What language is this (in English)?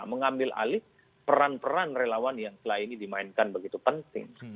Indonesian